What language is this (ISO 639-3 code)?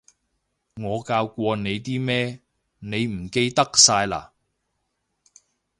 yue